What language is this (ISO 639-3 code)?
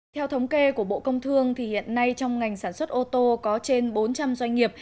vie